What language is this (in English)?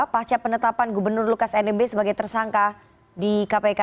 Indonesian